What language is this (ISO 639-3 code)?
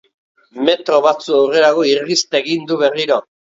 eus